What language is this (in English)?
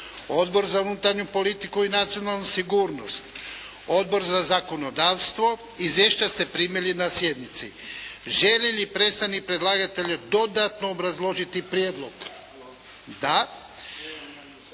Croatian